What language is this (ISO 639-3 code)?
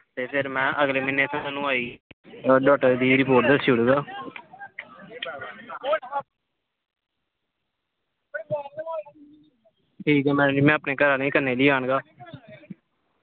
doi